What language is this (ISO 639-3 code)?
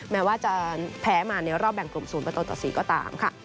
tha